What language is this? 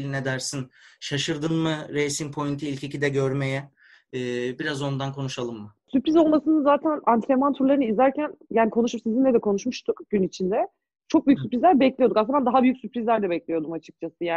Turkish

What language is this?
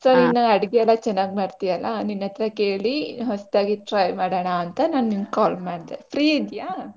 Kannada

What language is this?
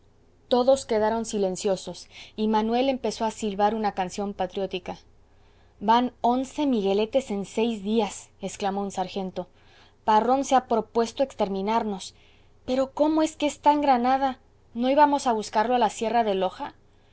Spanish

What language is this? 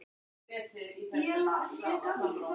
Icelandic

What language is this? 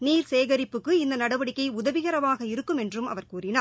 Tamil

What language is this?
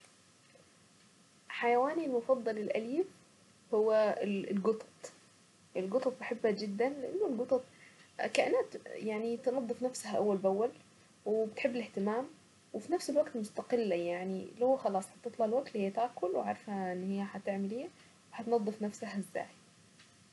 Saidi Arabic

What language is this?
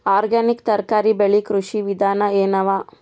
Kannada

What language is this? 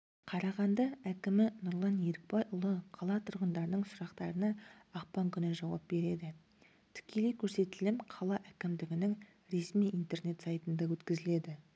Kazakh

